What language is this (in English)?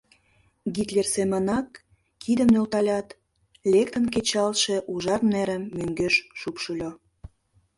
Mari